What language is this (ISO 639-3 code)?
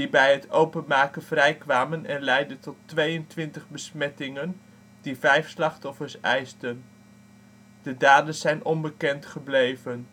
nld